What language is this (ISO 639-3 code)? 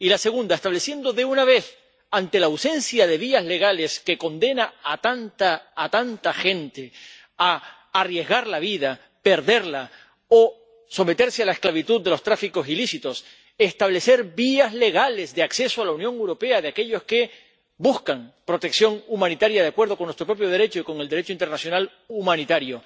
spa